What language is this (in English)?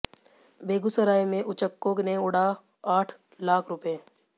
Hindi